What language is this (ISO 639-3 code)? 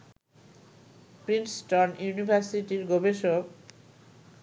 ben